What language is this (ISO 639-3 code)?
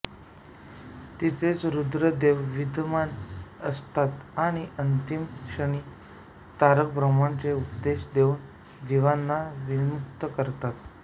mar